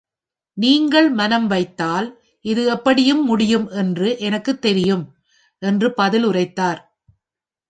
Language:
Tamil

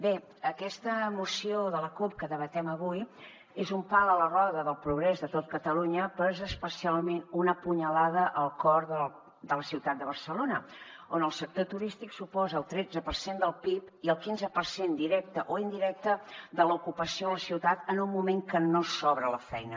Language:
Catalan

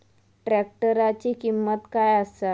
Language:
Marathi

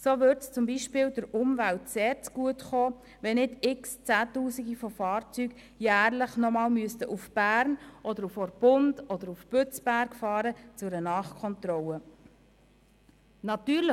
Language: Swiss German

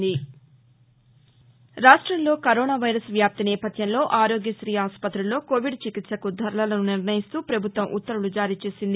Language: Telugu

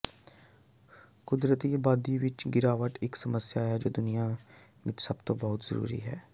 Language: Punjabi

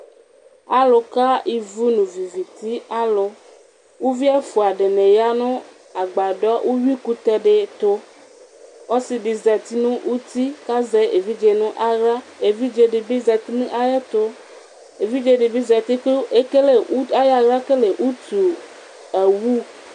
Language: Ikposo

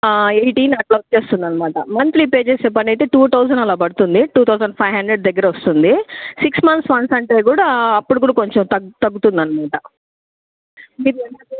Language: Telugu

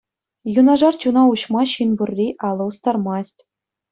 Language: Chuvash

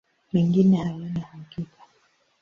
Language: Swahili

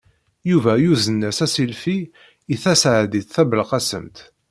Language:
Kabyle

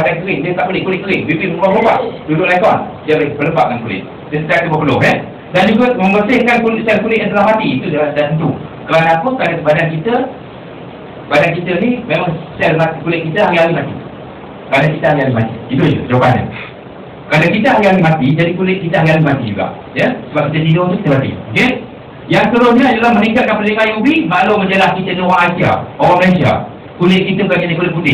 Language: Malay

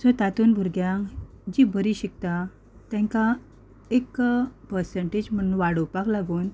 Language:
Konkani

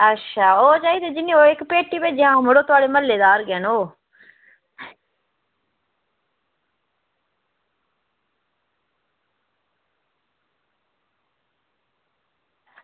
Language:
Dogri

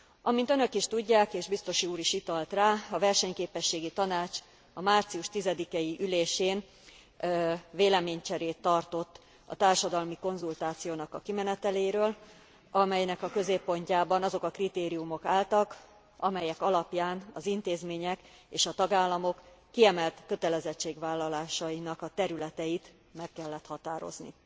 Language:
Hungarian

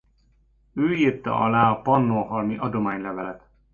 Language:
Hungarian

